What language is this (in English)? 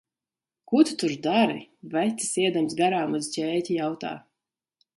Latvian